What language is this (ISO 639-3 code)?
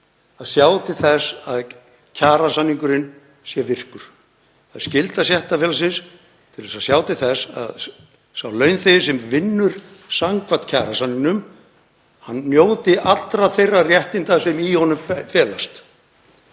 isl